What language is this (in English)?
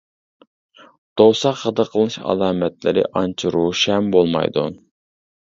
Uyghur